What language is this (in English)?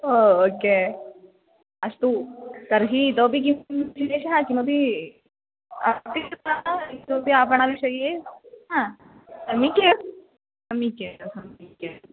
Sanskrit